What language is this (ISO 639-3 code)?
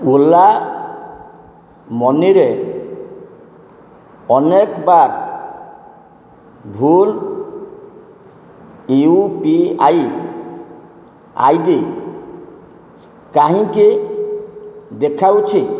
ori